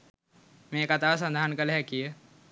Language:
Sinhala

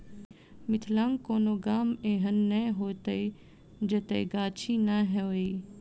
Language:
Maithili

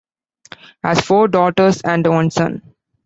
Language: English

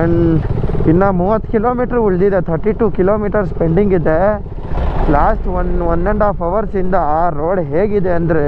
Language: Kannada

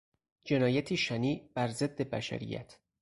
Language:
Persian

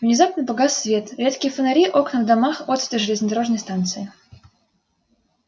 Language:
Russian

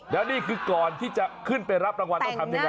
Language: Thai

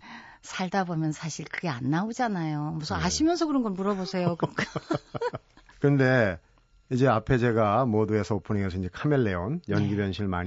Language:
Korean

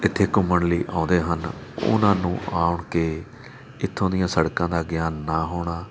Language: Punjabi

